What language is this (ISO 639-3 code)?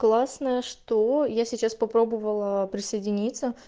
rus